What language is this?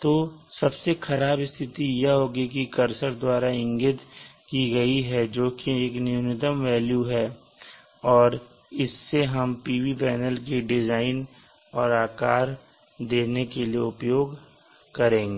Hindi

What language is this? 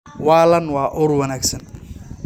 Somali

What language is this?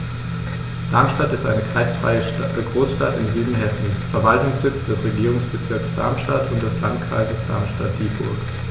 German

